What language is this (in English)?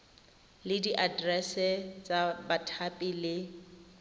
Tswana